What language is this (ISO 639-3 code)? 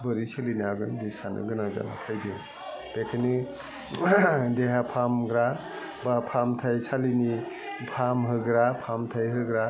brx